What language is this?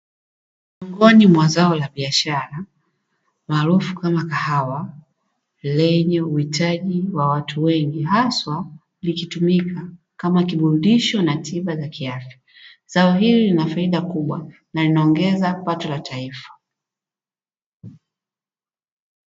Swahili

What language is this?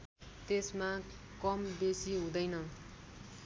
Nepali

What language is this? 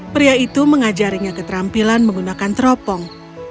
Indonesian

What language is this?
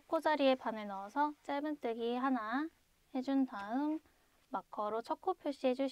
Korean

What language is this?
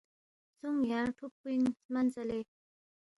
Balti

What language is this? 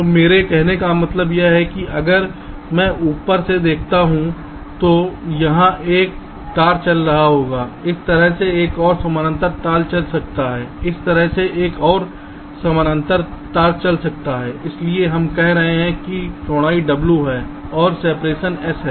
Hindi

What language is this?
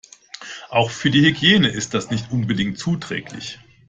German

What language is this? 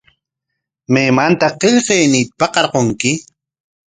Corongo Ancash Quechua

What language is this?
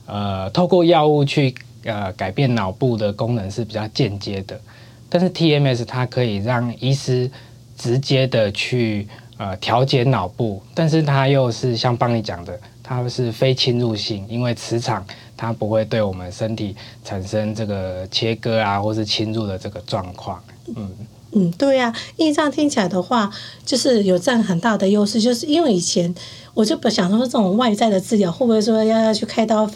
Chinese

